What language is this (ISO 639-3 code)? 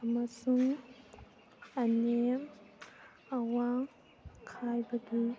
mni